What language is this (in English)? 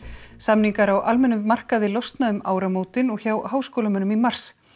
Icelandic